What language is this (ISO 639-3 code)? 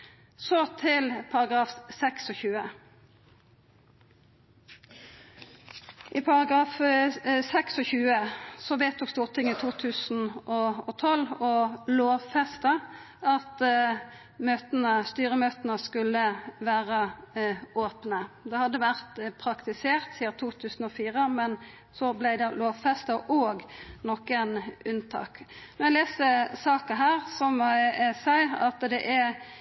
nno